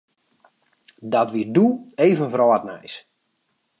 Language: Western Frisian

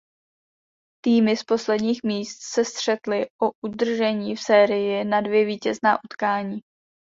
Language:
Czech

